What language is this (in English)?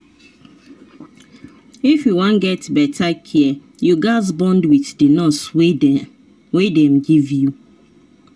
Nigerian Pidgin